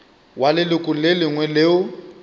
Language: Northern Sotho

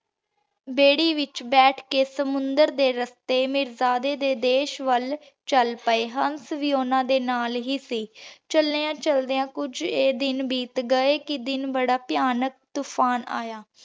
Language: Punjabi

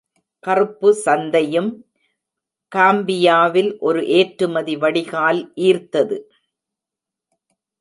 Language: Tamil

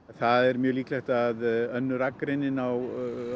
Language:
Icelandic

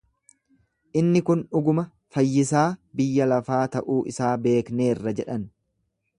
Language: Oromo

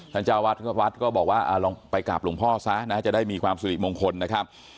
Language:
Thai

